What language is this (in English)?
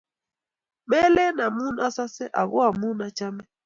Kalenjin